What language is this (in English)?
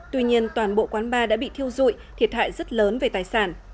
Vietnamese